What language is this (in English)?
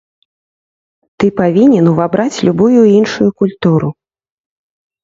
Belarusian